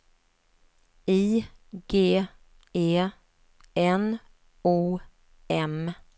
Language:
Swedish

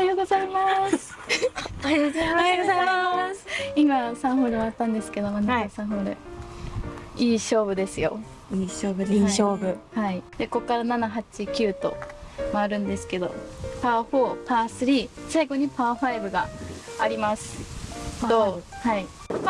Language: Japanese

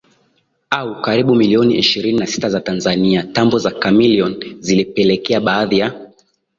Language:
Swahili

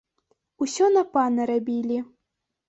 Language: Belarusian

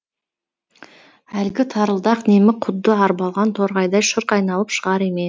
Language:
Kazakh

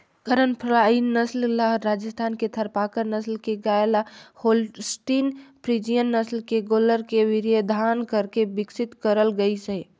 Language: Chhattisgarhi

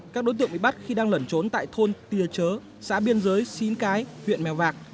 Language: Vietnamese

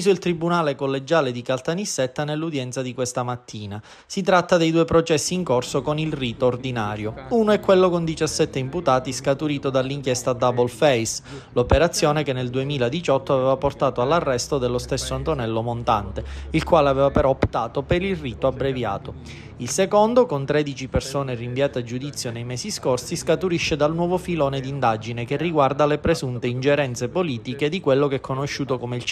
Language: Italian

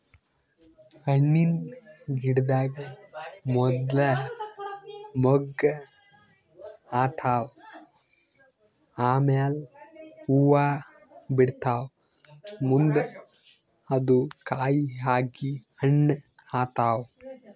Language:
Kannada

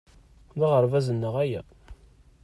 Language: Kabyle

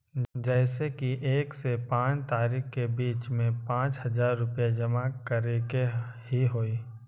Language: Magahi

